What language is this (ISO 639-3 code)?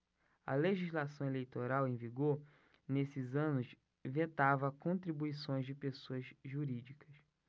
por